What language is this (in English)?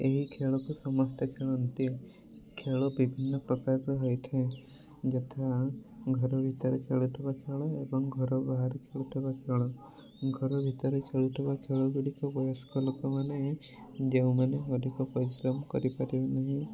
Odia